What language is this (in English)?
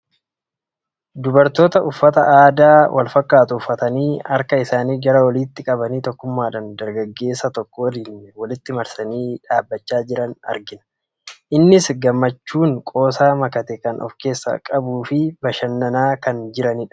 Oromo